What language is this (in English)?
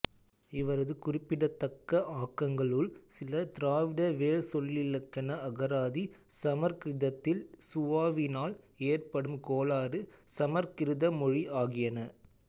Tamil